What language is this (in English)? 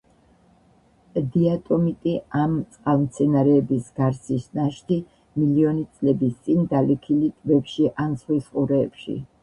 Georgian